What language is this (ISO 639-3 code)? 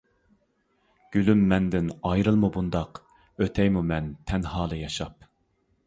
uig